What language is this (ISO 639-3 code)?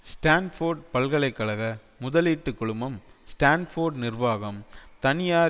tam